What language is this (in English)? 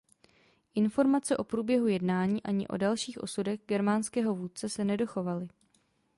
Czech